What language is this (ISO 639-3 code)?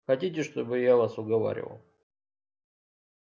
rus